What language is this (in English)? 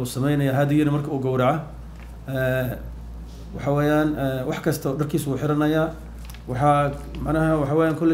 Arabic